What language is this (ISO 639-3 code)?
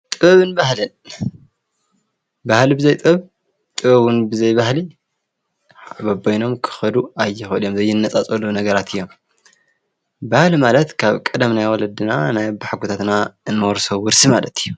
tir